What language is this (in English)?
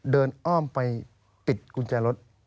Thai